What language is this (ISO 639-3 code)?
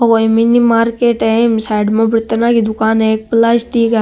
mwr